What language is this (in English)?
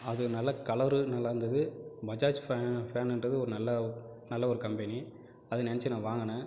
Tamil